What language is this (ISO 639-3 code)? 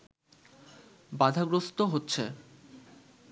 ben